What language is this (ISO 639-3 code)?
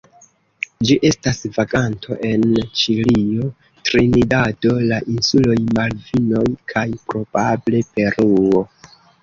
epo